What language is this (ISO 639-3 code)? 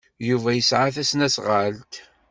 kab